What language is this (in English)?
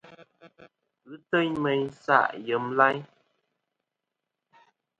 Kom